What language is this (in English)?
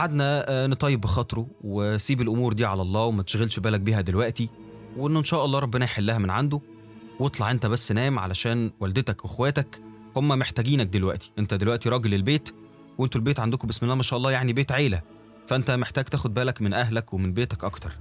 Arabic